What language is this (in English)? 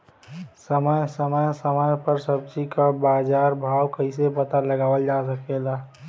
Bhojpuri